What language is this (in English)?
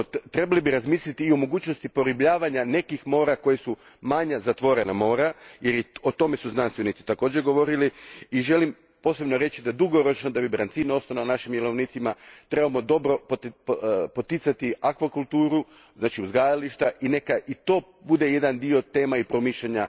Croatian